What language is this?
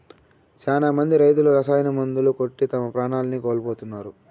Telugu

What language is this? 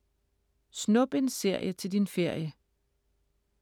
Danish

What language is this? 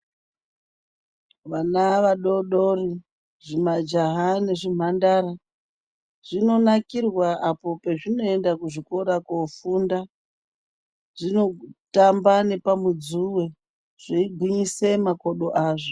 Ndau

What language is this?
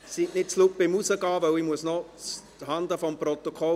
Swiss German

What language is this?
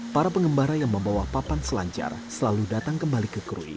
Indonesian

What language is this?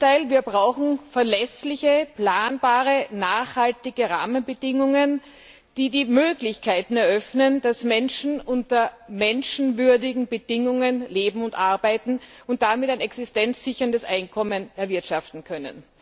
German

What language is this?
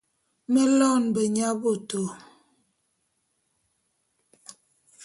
Bulu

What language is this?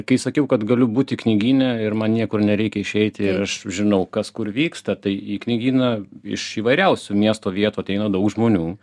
Lithuanian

